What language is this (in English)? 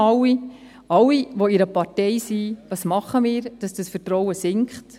Swiss German